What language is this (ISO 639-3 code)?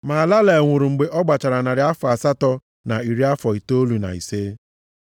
ibo